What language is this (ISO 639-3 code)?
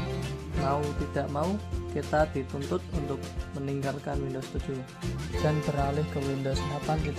ind